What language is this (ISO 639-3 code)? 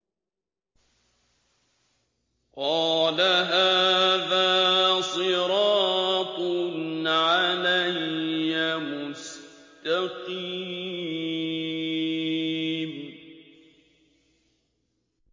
ara